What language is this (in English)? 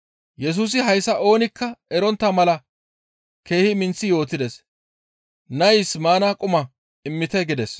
Gamo